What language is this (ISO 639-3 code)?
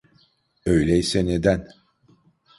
tur